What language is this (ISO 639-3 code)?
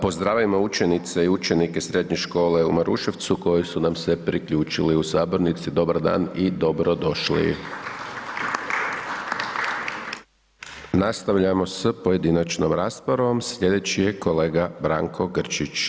hrv